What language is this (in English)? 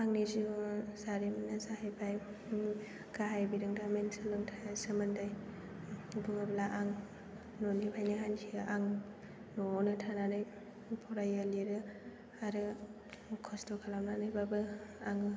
Bodo